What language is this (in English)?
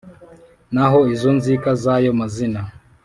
Kinyarwanda